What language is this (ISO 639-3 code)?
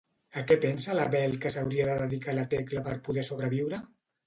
cat